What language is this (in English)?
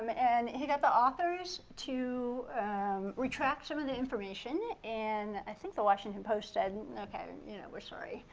English